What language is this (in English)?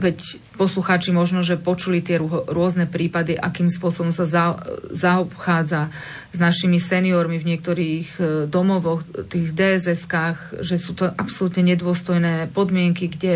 Slovak